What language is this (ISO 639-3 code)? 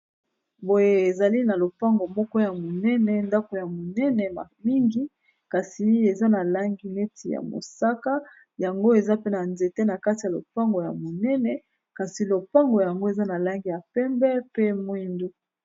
lin